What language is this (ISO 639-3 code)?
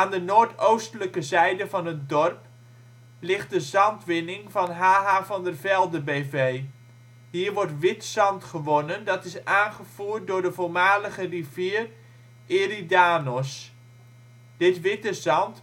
nld